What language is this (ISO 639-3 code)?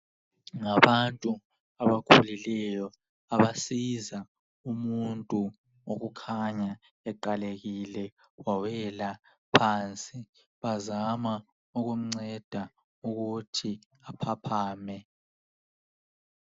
nde